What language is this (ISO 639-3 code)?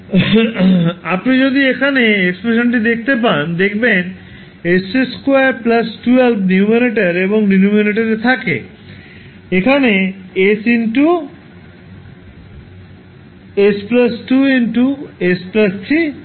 ben